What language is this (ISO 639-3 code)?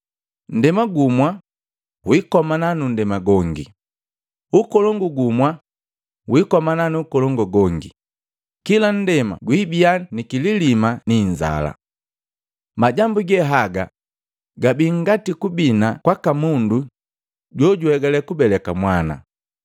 mgv